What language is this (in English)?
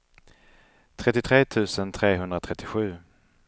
Swedish